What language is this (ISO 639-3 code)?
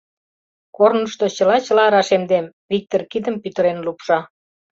chm